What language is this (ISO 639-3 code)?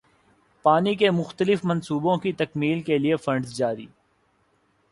urd